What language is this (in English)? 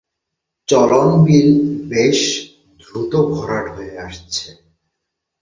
Bangla